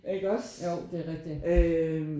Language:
Danish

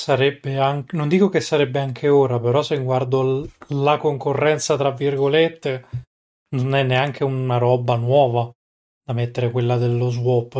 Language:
Italian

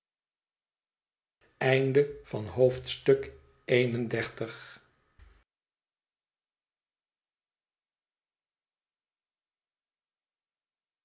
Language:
Dutch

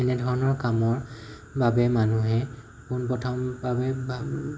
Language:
Assamese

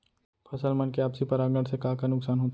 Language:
Chhattisgarhi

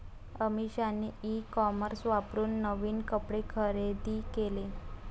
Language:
Marathi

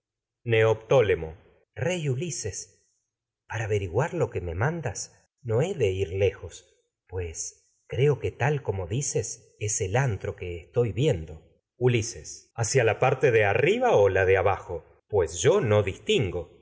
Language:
Spanish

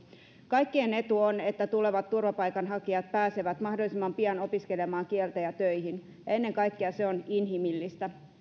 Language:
Finnish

